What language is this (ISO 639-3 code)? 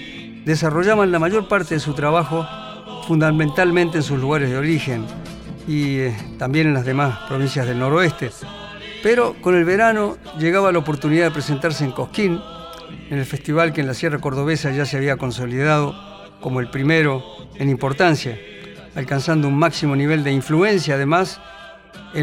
spa